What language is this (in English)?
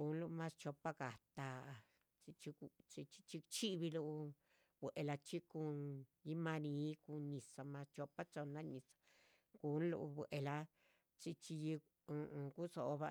Chichicapan Zapotec